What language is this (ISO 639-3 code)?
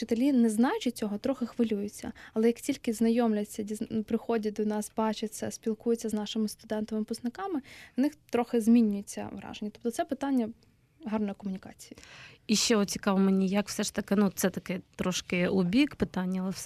ukr